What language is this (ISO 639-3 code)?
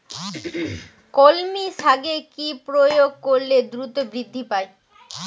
ben